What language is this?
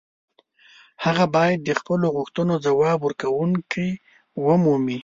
Pashto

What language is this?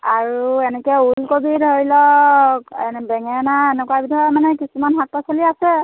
Assamese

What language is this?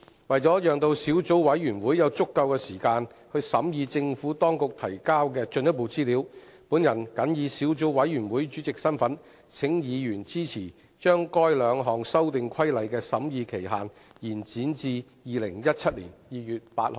Cantonese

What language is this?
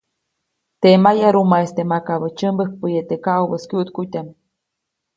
Copainalá Zoque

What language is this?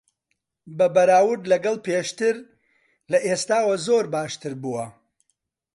Central Kurdish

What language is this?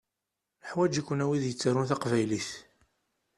Kabyle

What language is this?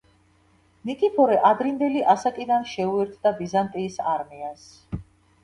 Georgian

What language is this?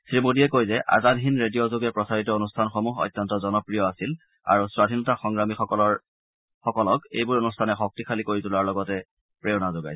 Assamese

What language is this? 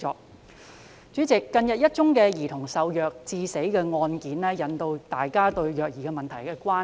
Cantonese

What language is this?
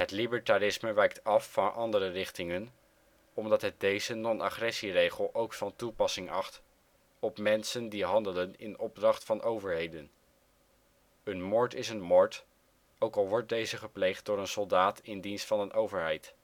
Dutch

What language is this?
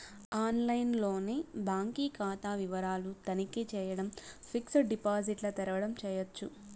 Telugu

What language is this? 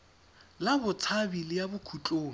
Tswana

